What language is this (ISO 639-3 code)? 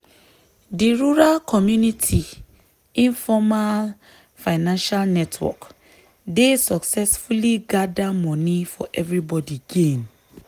pcm